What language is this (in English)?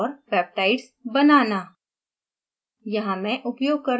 Hindi